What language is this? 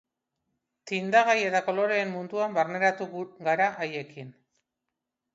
Basque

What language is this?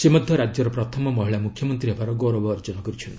Odia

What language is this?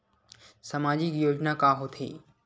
Chhattisgarhi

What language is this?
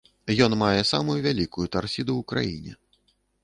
Belarusian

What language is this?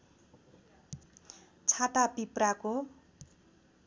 Nepali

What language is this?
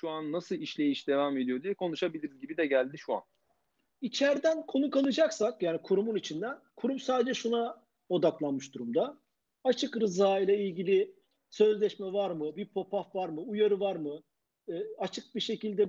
Turkish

